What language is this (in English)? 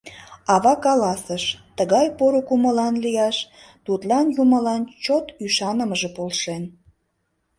Mari